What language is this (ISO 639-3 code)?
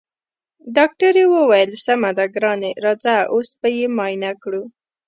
pus